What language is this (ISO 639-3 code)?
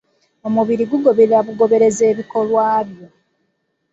lug